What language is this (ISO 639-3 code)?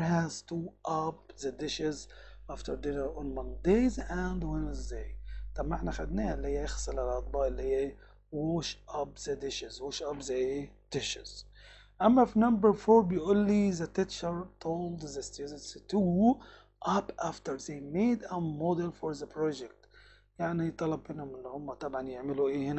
ara